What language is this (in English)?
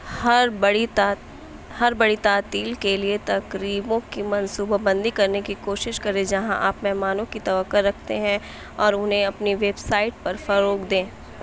Urdu